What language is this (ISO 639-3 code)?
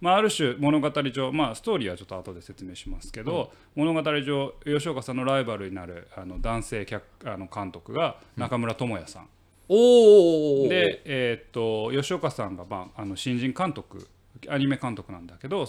jpn